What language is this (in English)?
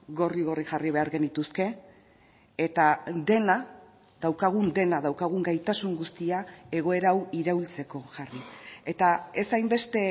Basque